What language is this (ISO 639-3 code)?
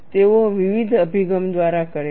guj